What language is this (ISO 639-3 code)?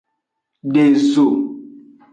ajg